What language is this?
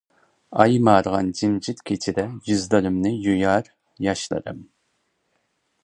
Uyghur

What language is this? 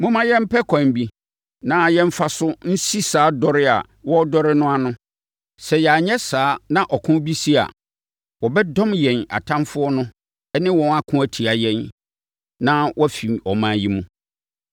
Akan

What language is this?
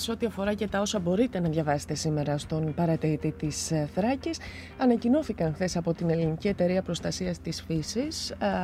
Greek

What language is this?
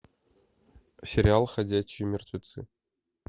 Russian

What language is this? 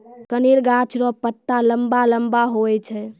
Maithili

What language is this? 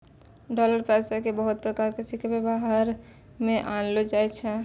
Maithili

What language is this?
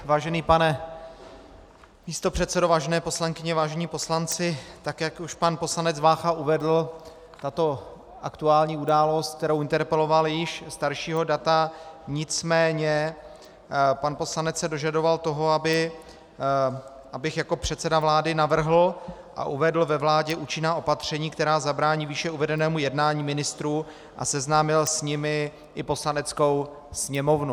Czech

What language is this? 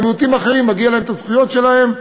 Hebrew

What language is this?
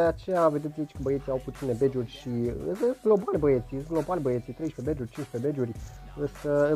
Romanian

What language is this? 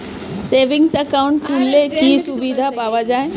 Bangla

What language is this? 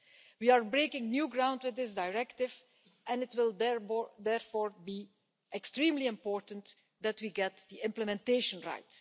English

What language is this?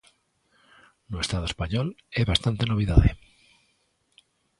Galician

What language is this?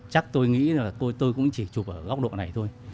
Vietnamese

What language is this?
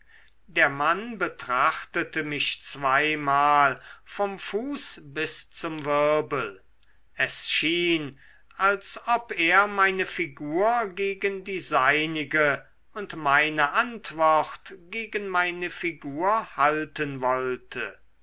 German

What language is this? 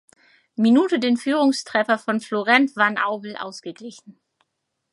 German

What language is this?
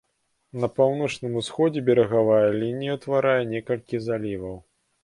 Belarusian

